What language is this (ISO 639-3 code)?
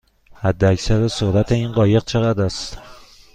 fas